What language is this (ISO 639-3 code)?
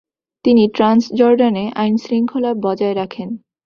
ben